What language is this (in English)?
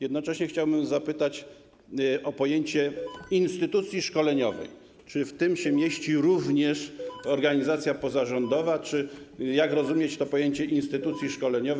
Polish